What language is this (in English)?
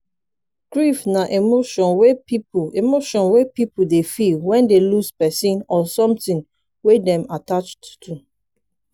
Nigerian Pidgin